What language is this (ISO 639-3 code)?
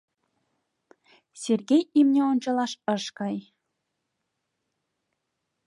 chm